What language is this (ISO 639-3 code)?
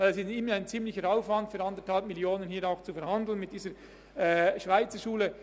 gsw